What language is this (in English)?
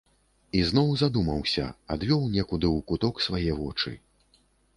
Belarusian